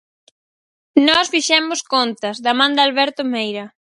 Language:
Galician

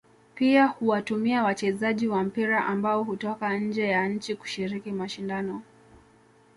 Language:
Swahili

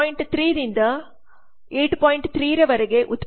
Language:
Kannada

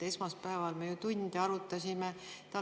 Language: Estonian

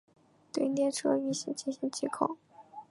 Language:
Chinese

